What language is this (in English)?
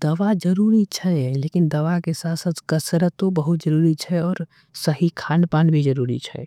Angika